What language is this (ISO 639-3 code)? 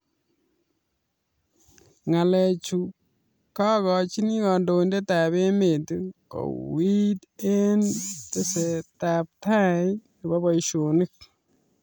kln